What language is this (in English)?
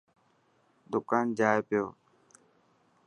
Dhatki